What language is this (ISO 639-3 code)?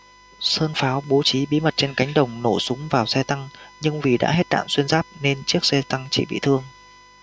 vie